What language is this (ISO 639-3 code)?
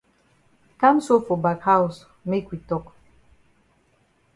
wes